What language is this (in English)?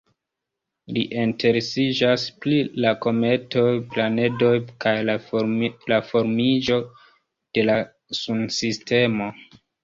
Esperanto